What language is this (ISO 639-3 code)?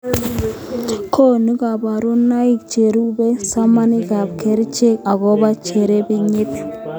kln